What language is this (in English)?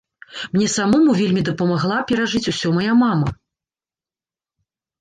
Belarusian